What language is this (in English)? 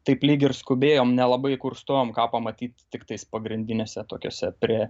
Lithuanian